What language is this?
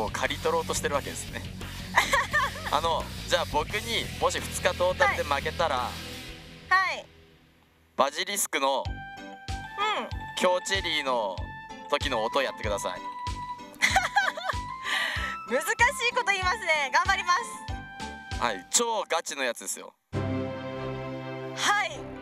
Japanese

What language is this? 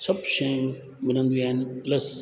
Sindhi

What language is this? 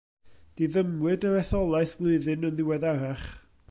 Welsh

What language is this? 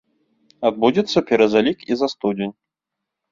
Belarusian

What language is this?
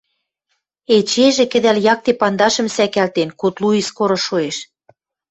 Western Mari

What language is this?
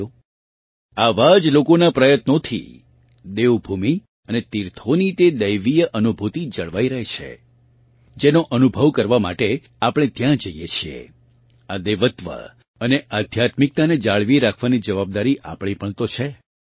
Gujarati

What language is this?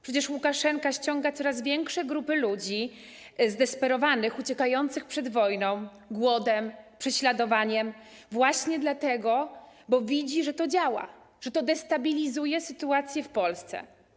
Polish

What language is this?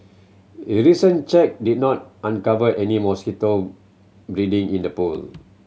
English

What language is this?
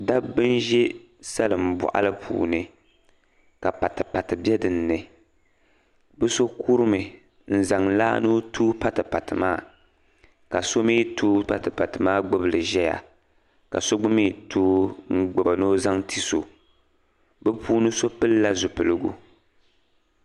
Dagbani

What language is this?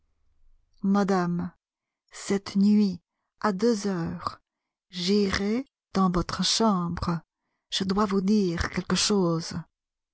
French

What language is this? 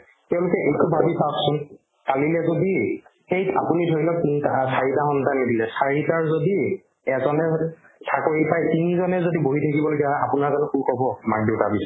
Assamese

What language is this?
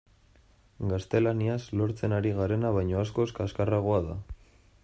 Basque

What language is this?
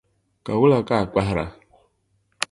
Dagbani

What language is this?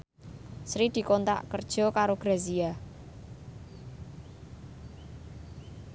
Javanese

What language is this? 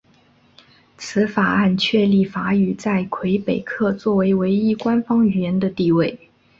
Chinese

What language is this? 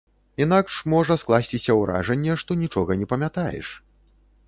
Belarusian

